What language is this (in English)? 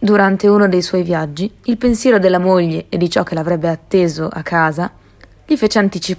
Italian